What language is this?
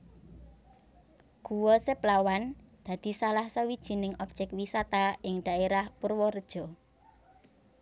Javanese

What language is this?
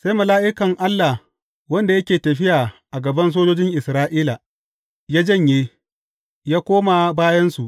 Hausa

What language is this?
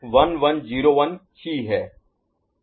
Hindi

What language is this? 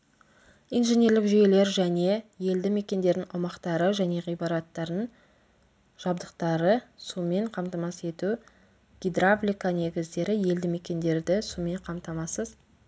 Kazakh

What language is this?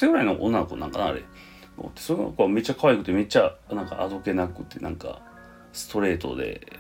Japanese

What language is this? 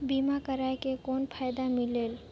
Chhattisgarhi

